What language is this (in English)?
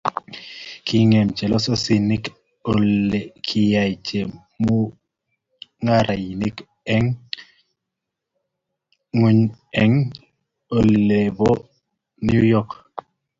Kalenjin